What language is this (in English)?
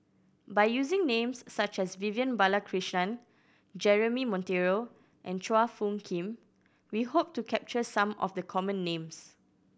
English